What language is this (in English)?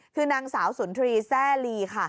Thai